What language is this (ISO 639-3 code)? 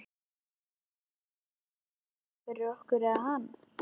isl